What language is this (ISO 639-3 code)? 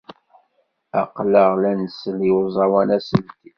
kab